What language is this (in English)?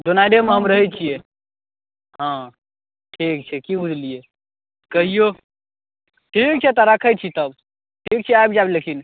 Maithili